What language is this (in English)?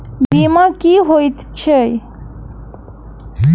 Maithili